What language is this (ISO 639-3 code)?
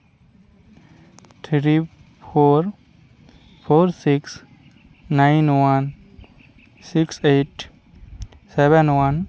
sat